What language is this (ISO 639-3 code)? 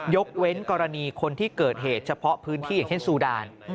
tha